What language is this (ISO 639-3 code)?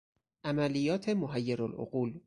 fas